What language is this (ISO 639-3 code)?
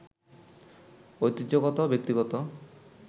ben